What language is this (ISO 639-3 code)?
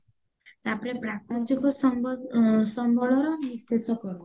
ori